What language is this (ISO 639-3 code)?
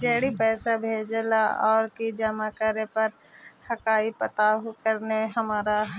mag